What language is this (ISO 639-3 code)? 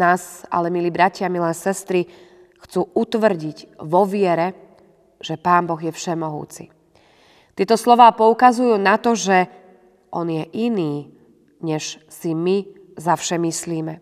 slk